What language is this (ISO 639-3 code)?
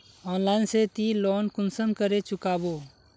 mag